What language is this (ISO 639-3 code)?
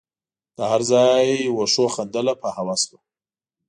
pus